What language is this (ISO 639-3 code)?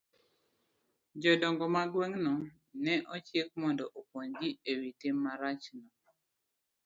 luo